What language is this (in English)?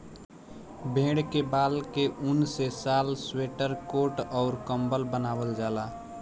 Bhojpuri